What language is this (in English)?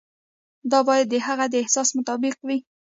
Pashto